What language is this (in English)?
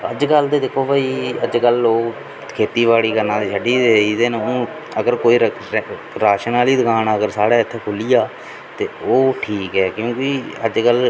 Dogri